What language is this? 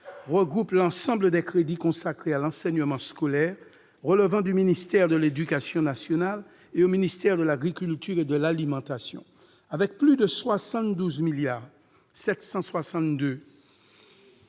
French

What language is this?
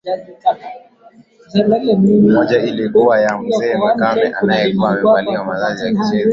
Swahili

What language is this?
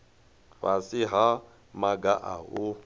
Venda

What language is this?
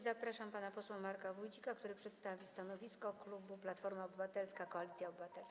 Polish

